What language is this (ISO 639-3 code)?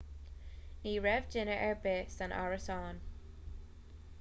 gle